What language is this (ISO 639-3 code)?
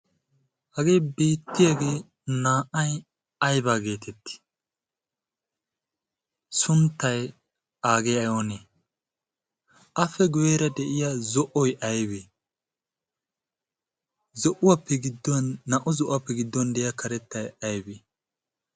wal